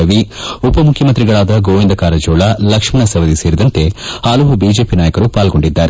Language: Kannada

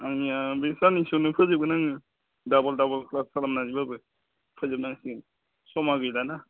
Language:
Bodo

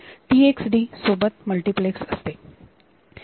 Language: Marathi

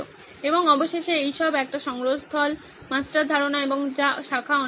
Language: Bangla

